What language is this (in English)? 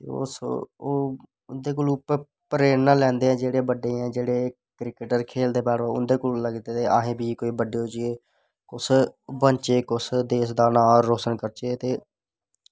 Dogri